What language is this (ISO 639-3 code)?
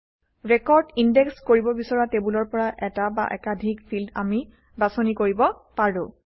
asm